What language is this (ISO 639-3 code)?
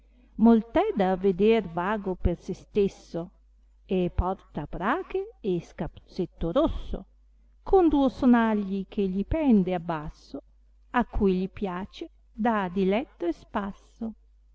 ita